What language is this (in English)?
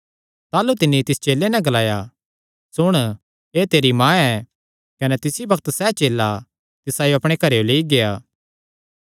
Kangri